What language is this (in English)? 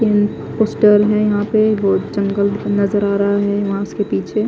Hindi